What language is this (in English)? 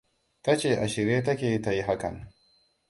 Hausa